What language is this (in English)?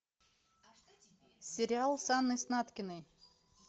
Russian